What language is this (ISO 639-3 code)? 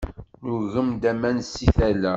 kab